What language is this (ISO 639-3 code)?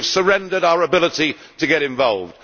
eng